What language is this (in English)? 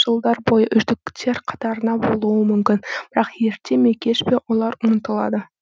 Kazakh